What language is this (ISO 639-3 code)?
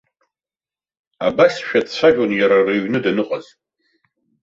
abk